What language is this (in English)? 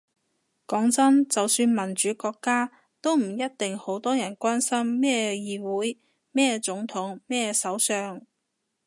Cantonese